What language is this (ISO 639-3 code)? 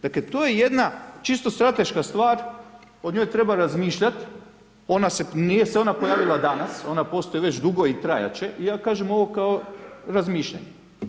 hrv